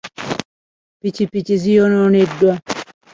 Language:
Ganda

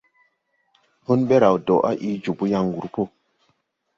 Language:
Tupuri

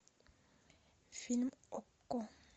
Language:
Russian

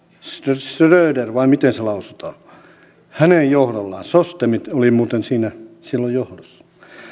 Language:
Finnish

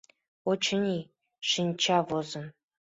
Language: Mari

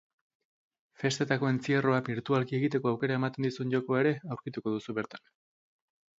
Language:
Basque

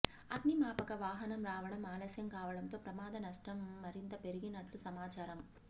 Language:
Telugu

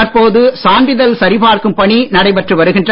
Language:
Tamil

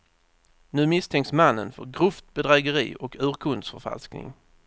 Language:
Swedish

